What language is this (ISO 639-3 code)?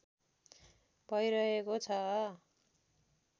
nep